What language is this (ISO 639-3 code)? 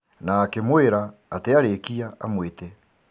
kik